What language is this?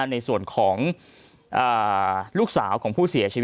Thai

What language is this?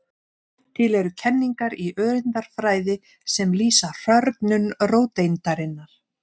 Icelandic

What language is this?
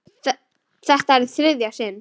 Icelandic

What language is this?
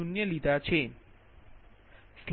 Gujarati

